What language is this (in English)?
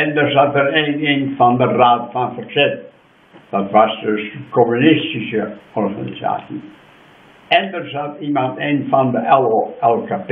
Dutch